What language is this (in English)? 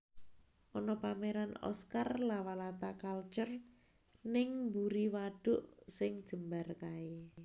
Javanese